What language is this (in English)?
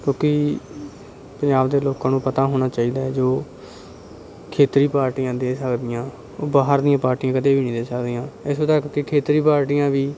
Punjabi